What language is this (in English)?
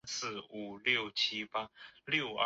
Chinese